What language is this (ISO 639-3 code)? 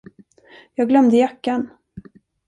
swe